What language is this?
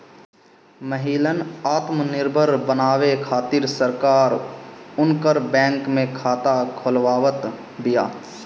Bhojpuri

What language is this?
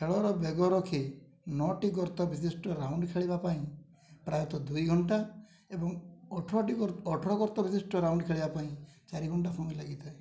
Odia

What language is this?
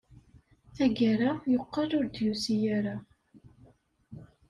Kabyle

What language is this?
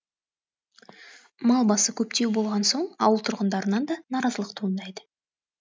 Kazakh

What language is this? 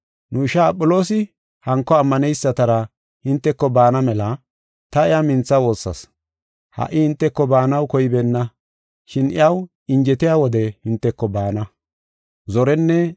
Gofa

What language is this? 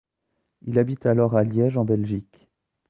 French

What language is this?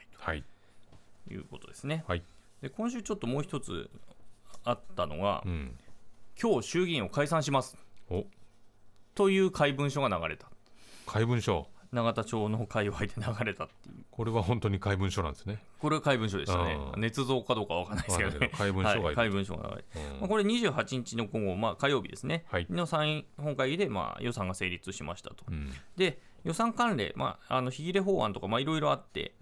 Japanese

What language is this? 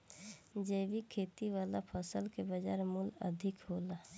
Bhojpuri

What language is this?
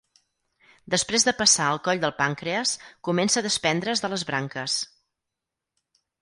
Catalan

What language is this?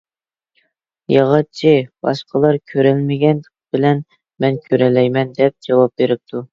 Uyghur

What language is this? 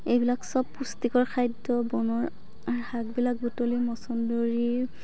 Assamese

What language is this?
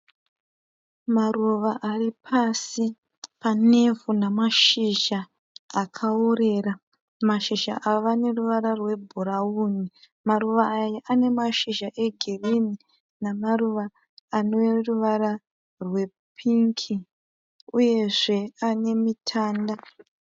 Shona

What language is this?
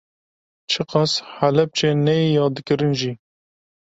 Kurdish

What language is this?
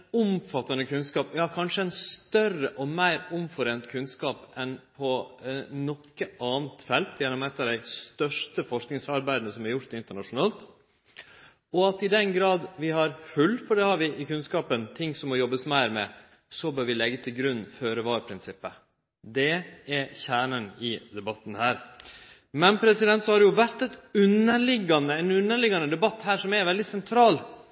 Norwegian Nynorsk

